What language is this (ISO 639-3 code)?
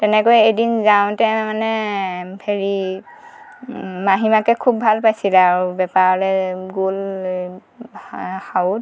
asm